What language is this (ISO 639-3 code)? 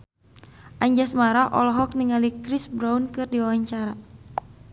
sun